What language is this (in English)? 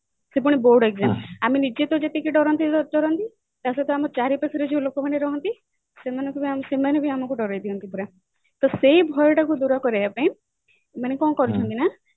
Odia